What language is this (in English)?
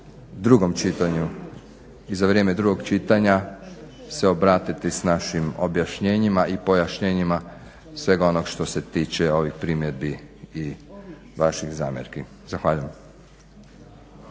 Croatian